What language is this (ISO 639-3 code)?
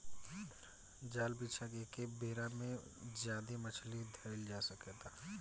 bho